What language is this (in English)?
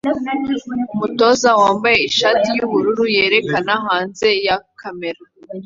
Kinyarwanda